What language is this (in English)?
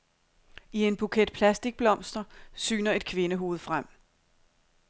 Danish